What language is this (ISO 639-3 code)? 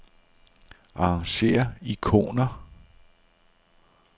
dan